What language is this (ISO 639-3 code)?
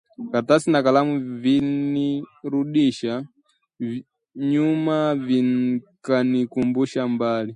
swa